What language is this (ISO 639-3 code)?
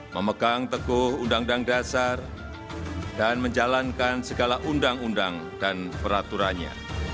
ind